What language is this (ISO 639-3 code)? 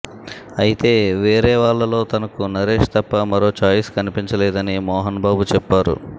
tel